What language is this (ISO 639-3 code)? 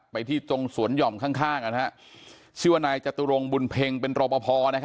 tha